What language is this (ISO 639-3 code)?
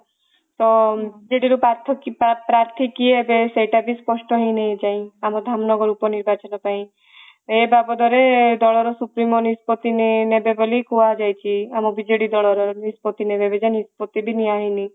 ori